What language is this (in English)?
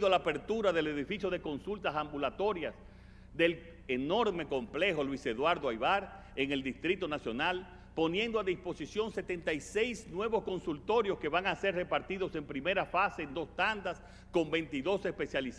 Spanish